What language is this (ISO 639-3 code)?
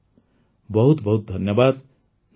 ori